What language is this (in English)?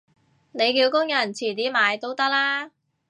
Cantonese